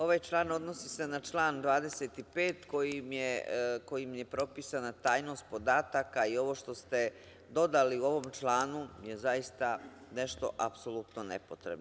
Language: Serbian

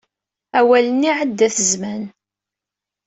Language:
Kabyle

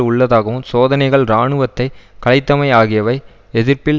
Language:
Tamil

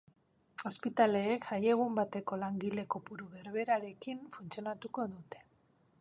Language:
Basque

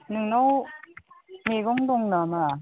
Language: Bodo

